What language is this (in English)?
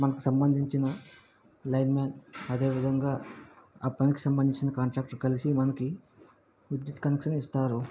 Telugu